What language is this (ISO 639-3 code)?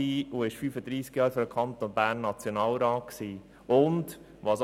gsw